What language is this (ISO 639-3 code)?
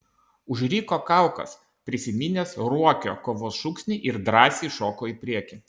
lit